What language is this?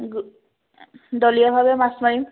Assamese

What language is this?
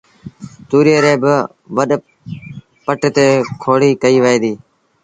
Sindhi Bhil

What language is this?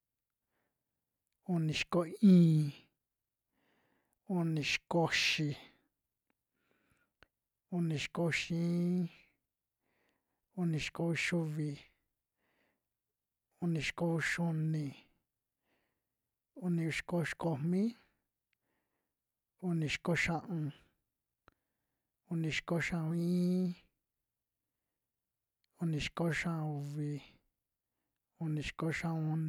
Western Juxtlahuaca Mixtec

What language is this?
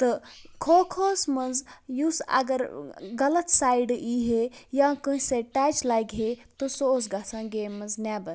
Kashmiri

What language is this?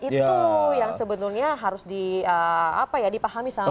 Indonesian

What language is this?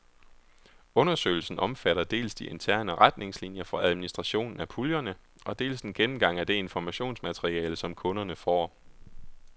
Danish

